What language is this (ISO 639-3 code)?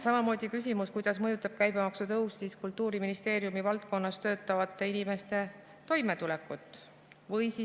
est